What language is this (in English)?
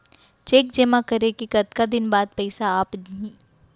Chhattisgarhi